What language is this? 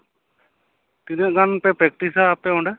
Santali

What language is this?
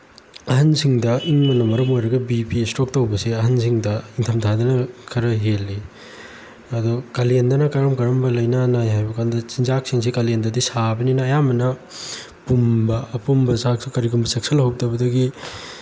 Manipuri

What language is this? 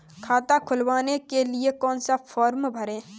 Hindi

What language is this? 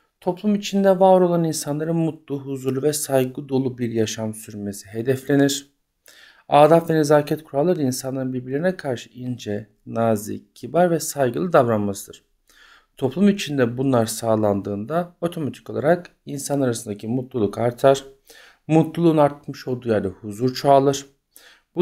Turkish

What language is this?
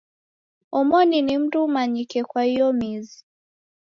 Taita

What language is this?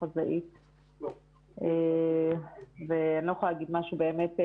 Hebrew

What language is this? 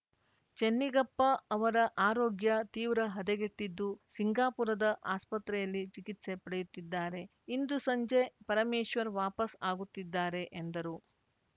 Kannada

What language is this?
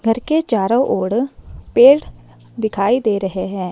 Hindi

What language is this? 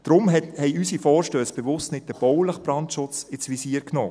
Swiss German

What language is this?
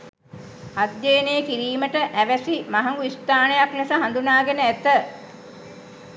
Sinhala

